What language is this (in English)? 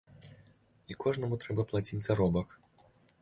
Belarusian